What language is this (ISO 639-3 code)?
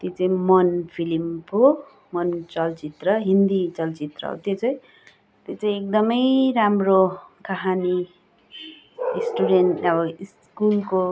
nep